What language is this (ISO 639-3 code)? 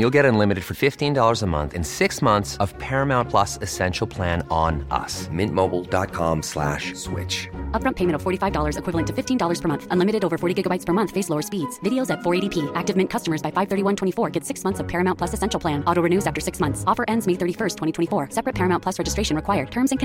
swe